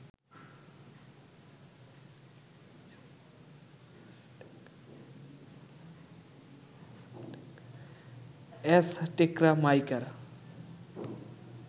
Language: Bangla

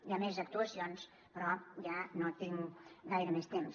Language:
Catalan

